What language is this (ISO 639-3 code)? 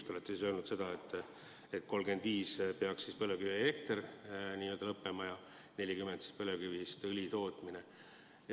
est